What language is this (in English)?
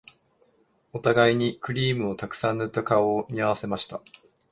Japanese